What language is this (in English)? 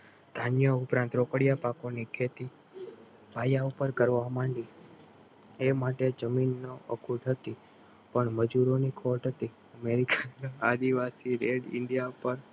Gujarati